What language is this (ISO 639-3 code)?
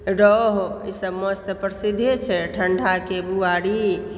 mai